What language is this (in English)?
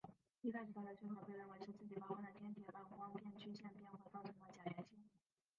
Chinese